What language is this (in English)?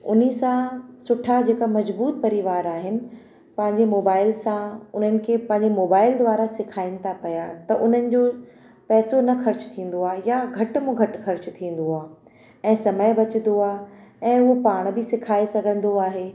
Sindhi